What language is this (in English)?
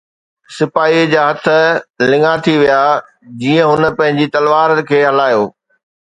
Sindhi